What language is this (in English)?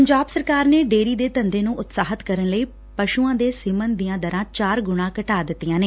Punjabi